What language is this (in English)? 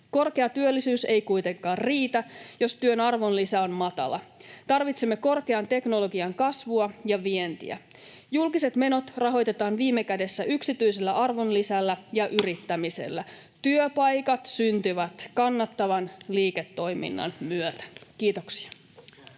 Finnish